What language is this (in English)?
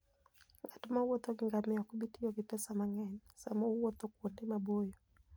Luo (Kenya and Tanzania)